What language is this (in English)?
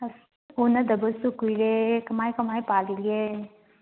Manipuri